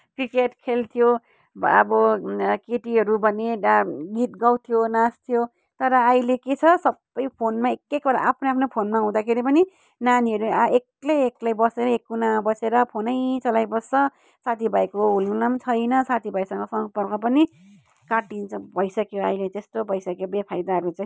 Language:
Nepali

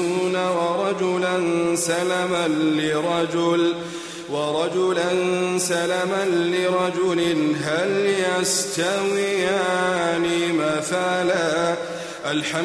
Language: Arabic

